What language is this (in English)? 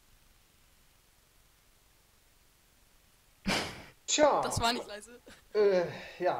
German